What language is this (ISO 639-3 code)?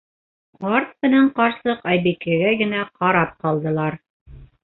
bak